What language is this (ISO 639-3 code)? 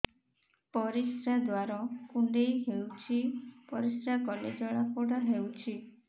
ori